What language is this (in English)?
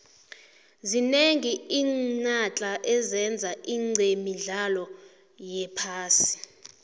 South Ndebele